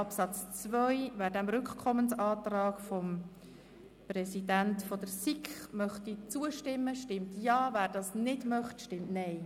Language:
Swiss German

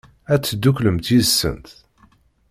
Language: Kabyle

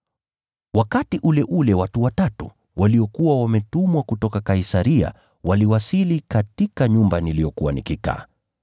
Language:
Swahili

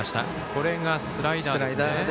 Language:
Japanese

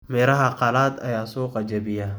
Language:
Somali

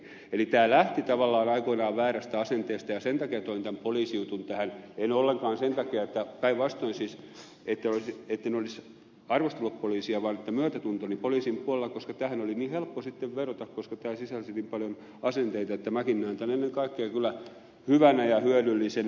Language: Finnish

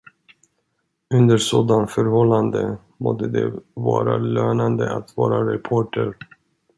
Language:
Swedish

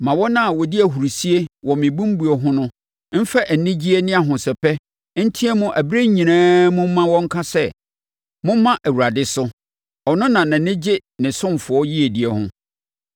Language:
Akan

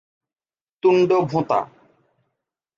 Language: Bangla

